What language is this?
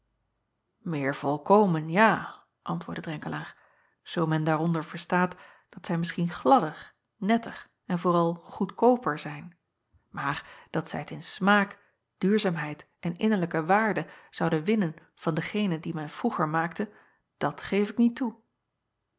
Dutch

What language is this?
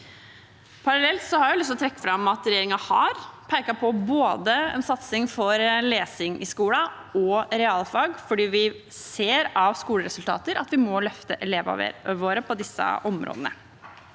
Norwegian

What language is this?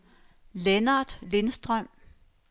Danish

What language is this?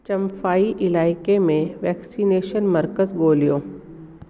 Sindhi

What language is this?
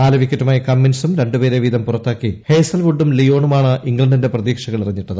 Malayalam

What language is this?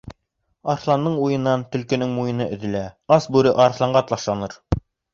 Bashkir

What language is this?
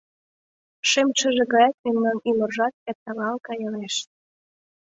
Mari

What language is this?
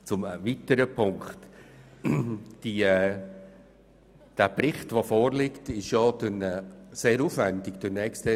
Swiss German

